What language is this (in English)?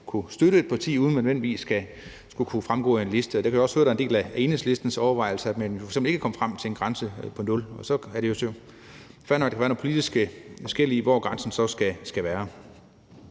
Danish